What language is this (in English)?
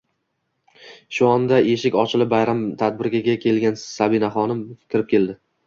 Uzbek